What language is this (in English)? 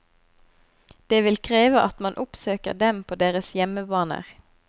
Norwegian